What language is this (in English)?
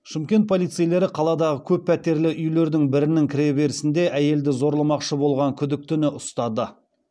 Kazakh